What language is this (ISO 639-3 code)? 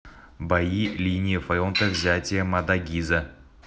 rus